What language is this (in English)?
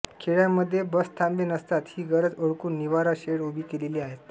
Marathi